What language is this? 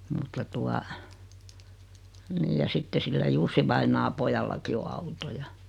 Finnish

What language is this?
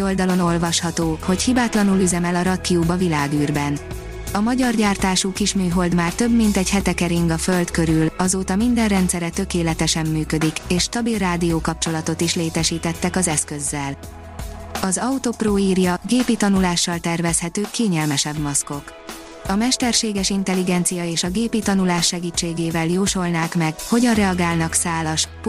Hungarian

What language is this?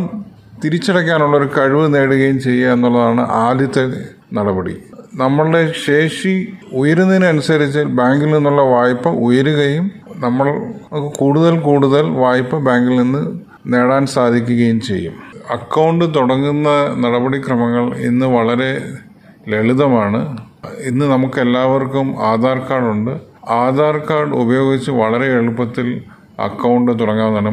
Malayalam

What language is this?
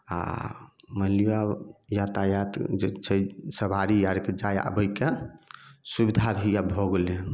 Maithili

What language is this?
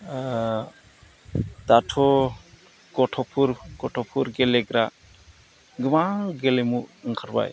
Bodo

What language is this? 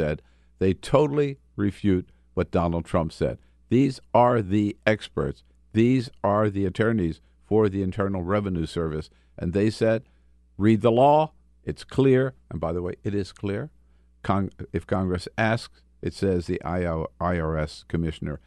English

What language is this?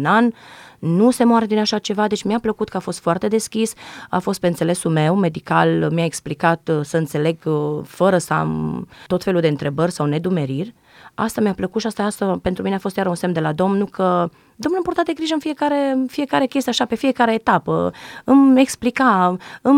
Romanian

